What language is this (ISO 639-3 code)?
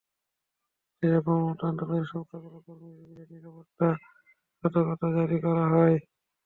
ben